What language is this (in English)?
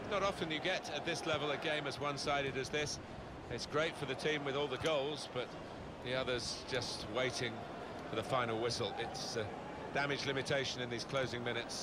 Dutch